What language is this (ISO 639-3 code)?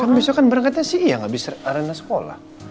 ind